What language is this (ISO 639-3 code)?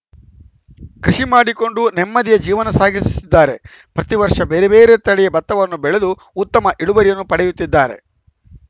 kan